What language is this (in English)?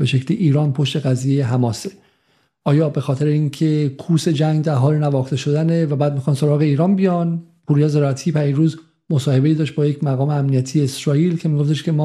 Persian